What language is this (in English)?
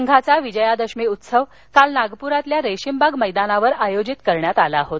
Marathi